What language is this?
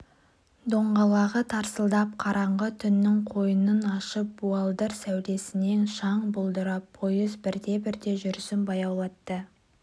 Kazakh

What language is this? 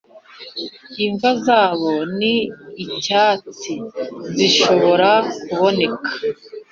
Kinyarwanda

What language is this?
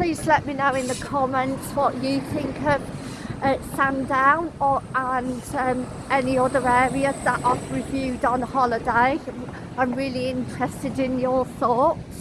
English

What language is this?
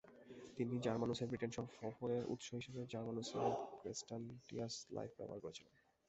Bangla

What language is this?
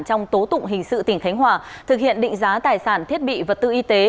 Vietnamese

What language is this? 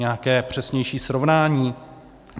Czech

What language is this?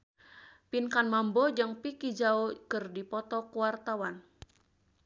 Sundanese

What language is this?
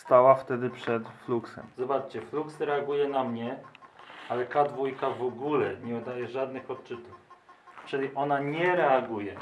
Polish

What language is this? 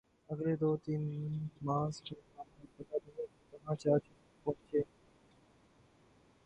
Urdu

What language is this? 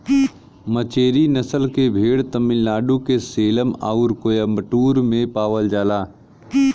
Bhojpuri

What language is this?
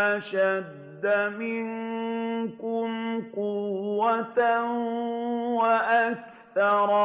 Arabic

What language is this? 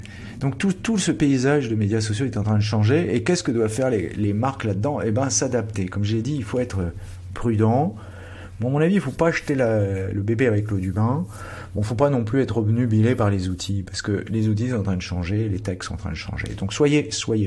French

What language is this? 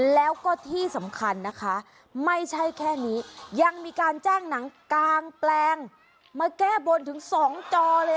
Thai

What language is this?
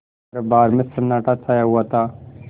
Hindi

